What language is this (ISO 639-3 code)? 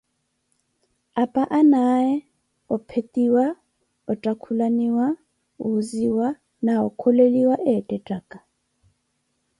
eko